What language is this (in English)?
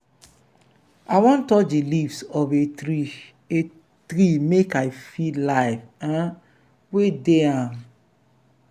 Nigerian Pidgin